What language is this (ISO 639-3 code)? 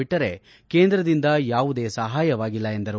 kan